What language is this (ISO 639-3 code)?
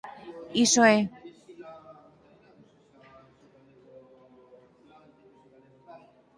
glg